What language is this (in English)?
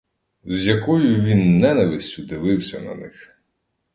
Ukrainian